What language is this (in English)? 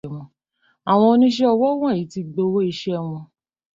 Yoruba